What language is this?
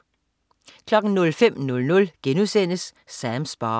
Danish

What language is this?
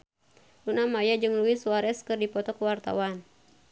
Sundanese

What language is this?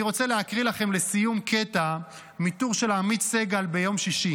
Hebrew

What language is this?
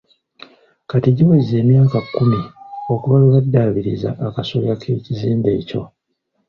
Ganda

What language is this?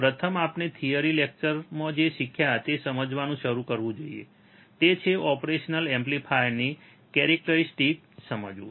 Gujarati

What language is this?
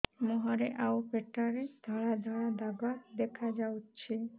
Odia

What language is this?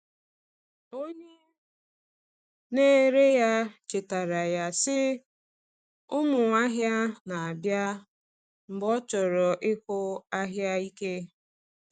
Igbo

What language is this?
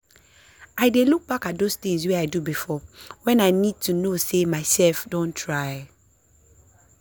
Nigerian Pidgin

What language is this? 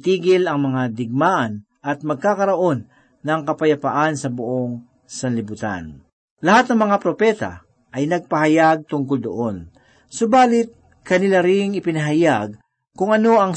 Filipino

